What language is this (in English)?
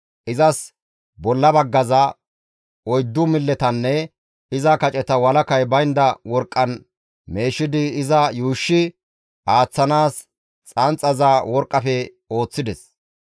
Gamo